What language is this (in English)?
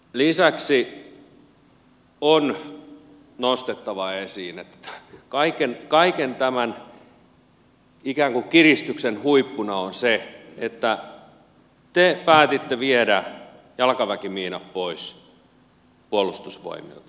Finnish